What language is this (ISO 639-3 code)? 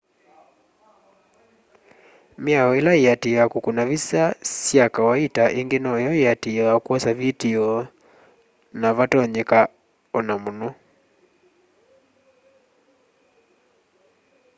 kam